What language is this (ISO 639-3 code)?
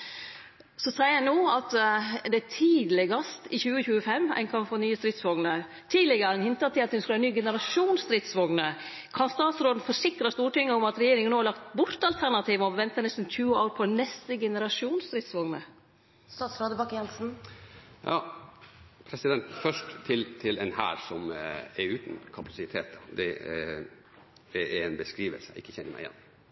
nor